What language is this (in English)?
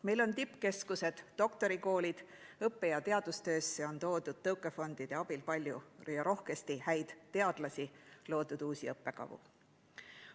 Estonian